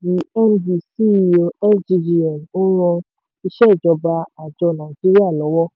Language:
Yoruba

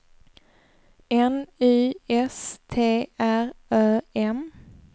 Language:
Swedish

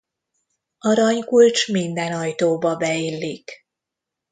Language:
Hungarian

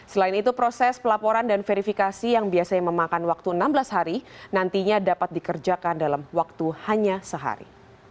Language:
Indonesian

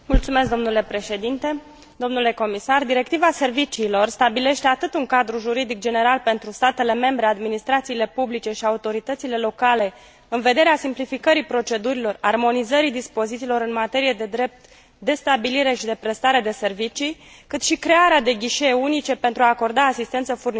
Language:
Romanian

